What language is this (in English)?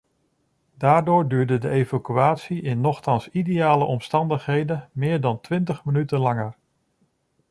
Dutch